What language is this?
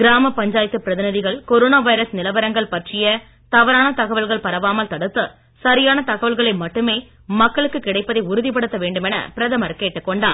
Tamil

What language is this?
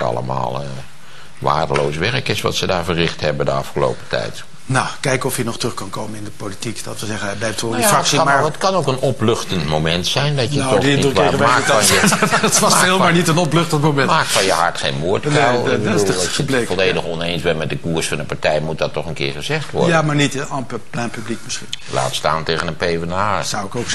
Dutch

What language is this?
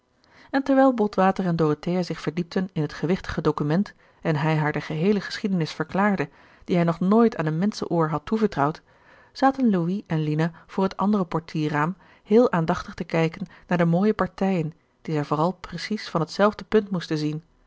Dutch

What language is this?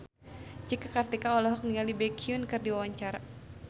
Sundanese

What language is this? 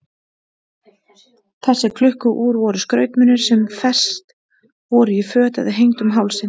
Icelandic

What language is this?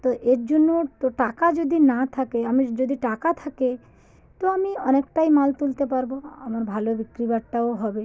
Bangla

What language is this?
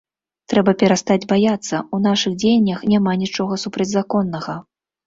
Belarusian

